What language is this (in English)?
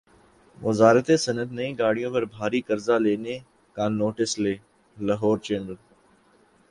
Urdu